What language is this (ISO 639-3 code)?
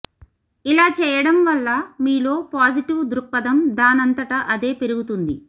tel